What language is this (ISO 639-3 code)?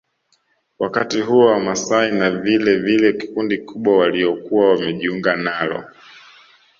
swa